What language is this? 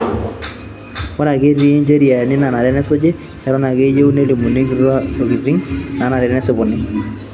Masai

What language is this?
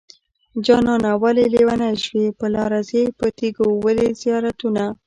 Pashto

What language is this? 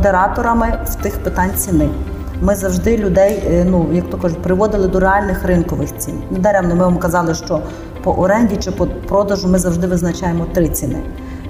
Ukrainian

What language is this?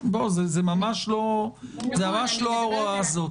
Hebrew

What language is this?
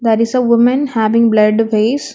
English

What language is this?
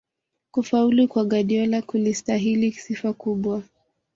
Swahili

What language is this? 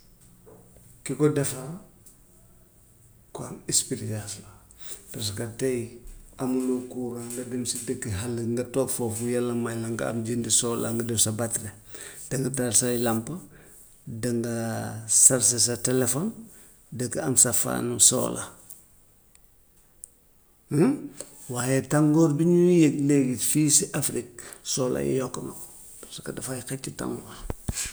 Gambian Wolof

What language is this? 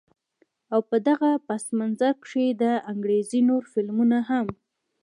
Pashto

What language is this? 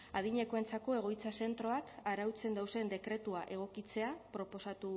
Basque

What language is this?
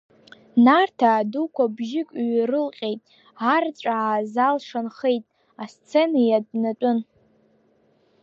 Abkhazian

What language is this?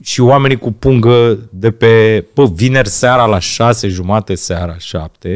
Romanian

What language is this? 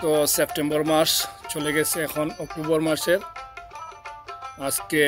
Romanian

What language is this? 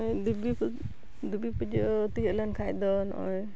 Santali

